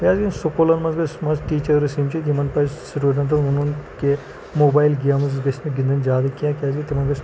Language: Kashmiri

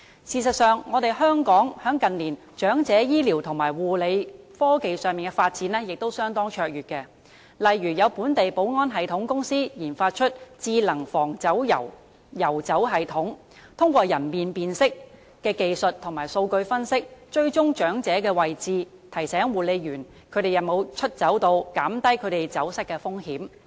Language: Cantonese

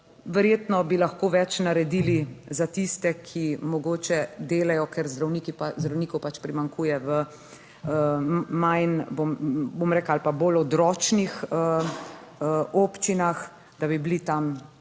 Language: Slovenian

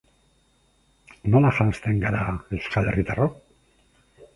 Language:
Basque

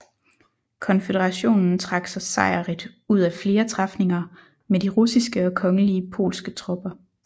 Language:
Danish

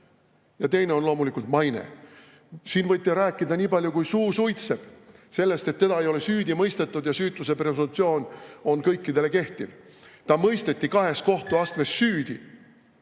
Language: Estonian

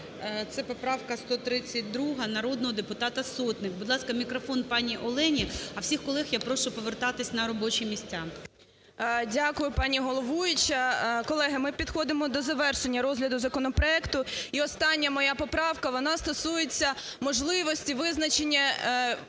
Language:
Ukrainian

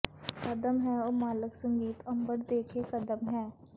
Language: Punjabi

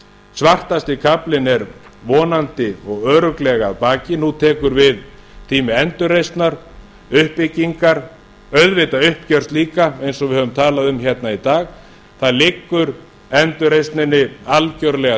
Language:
Icelandic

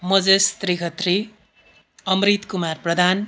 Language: Nepali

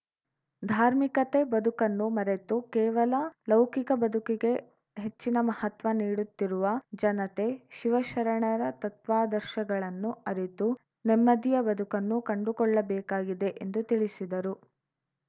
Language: Kannada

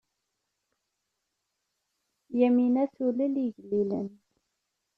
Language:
Kabyle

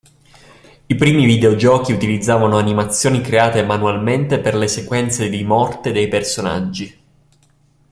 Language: Italian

